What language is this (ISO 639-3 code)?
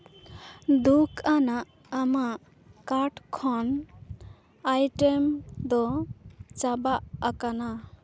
sat